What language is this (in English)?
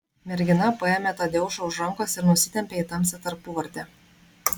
Lithuanian